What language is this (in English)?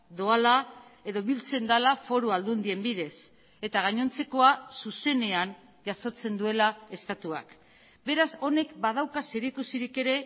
Basque